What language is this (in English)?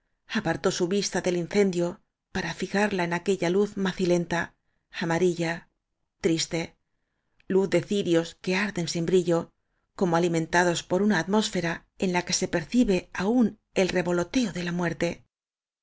Spanish